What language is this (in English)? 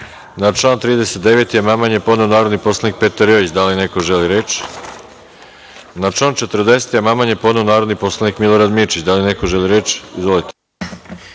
Serbian